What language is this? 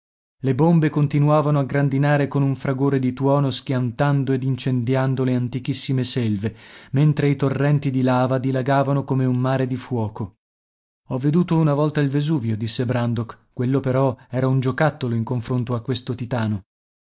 Italian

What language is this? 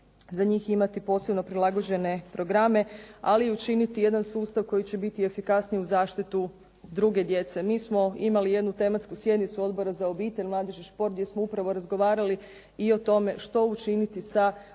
Croatian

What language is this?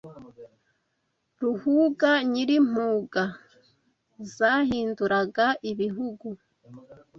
Kinyarwanda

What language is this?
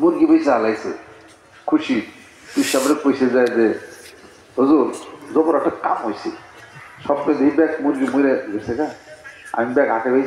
Bangla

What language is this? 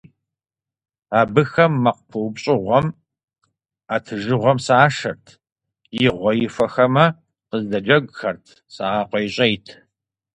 Kabardian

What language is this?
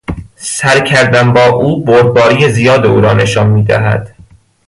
Persian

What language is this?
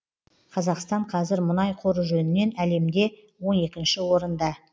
Kazakh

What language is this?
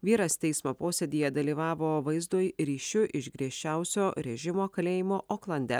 Lithuanian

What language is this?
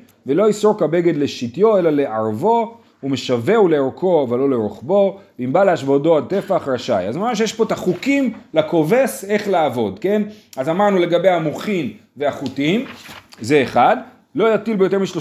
Hebrew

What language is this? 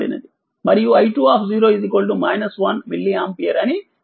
Telugu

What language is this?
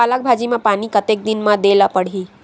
Chhattisgarhi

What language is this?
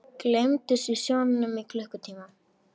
Icelandic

